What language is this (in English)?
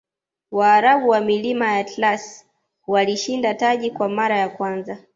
Swahili